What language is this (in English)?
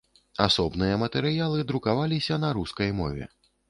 Belarusian